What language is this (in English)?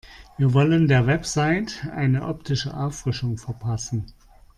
German